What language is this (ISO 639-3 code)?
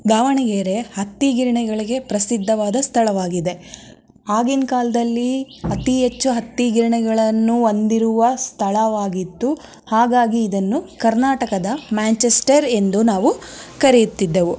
kan